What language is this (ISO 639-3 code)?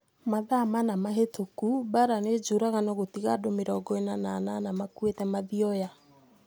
kik